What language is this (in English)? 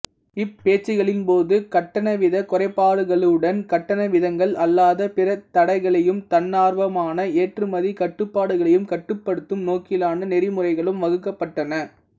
Tamil